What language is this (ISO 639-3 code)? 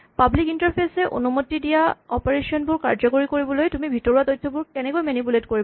asm